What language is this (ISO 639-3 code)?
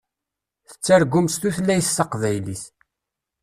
kab